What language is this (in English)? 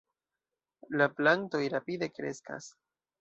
Esperanto